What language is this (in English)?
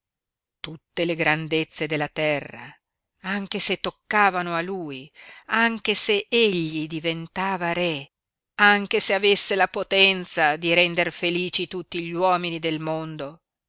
Italian